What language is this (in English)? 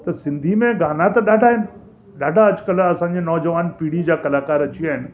Sindhi